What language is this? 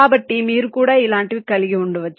Telugu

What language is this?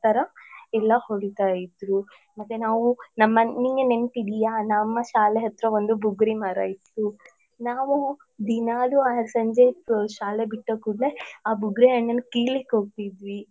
Kannada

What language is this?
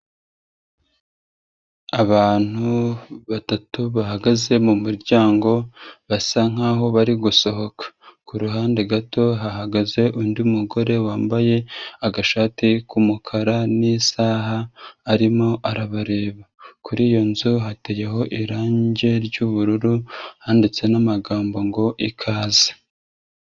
Kinyarwanda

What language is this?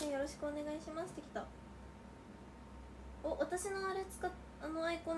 Japanese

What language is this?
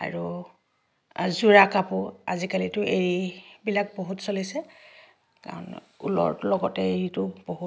Assamese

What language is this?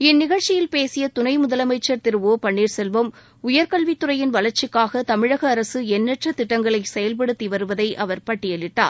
Tamil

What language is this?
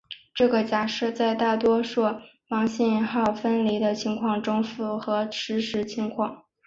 Chinese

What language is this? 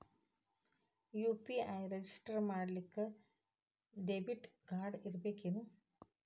Kannada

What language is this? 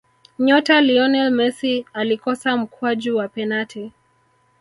Swahili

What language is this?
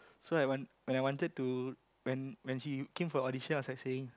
English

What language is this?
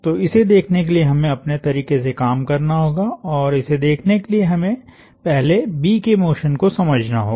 Hindi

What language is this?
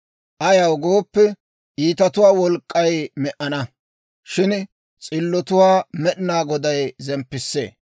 Dawro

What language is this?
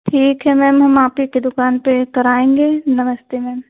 Hindi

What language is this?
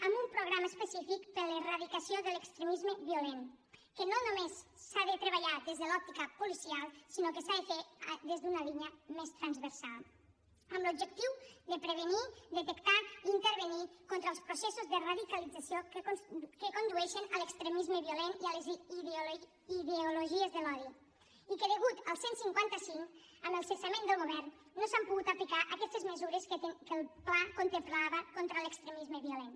Catalan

